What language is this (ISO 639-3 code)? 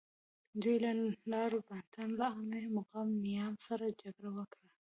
pus